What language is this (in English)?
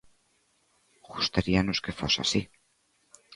Galician